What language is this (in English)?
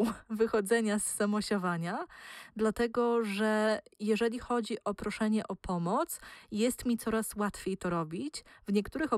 Polish